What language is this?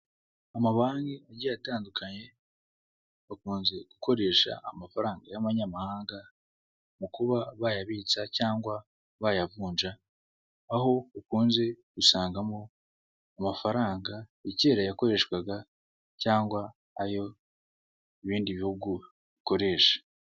Kinyarwanda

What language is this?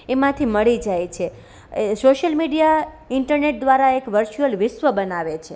Gujarati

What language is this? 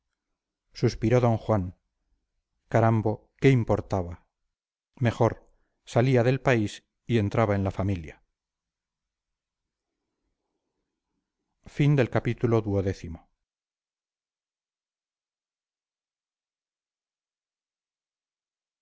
Spanish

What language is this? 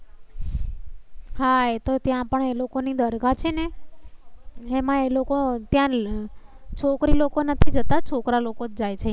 Gujarati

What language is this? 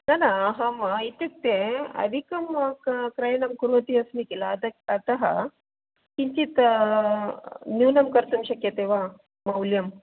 Sanskrit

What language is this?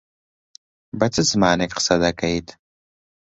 Central Kurdish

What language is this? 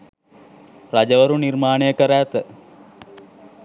Sinhala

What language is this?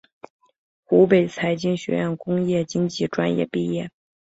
Chinese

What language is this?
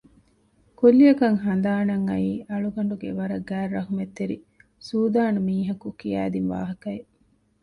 Divehi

